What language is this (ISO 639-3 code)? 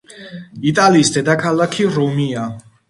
kat